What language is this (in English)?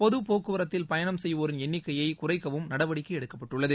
Tamil